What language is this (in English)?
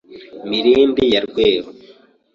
Kinyarwanda